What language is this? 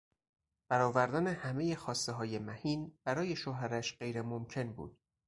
Persian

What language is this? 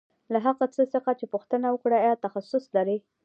Pashto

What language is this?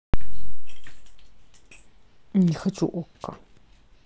Russian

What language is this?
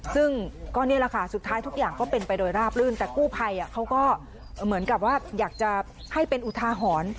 Thai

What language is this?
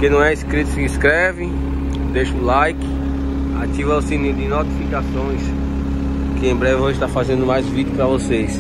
Portuguese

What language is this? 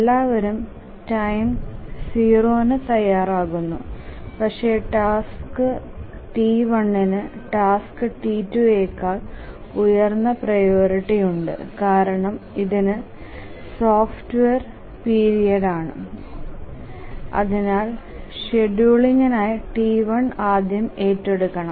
Malayalam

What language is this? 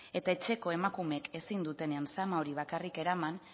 Basque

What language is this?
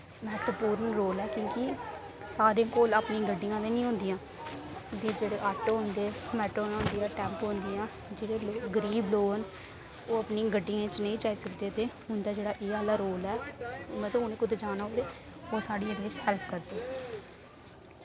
Dogri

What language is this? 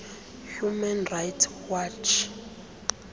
Xhosa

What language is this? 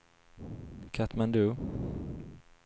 Swedish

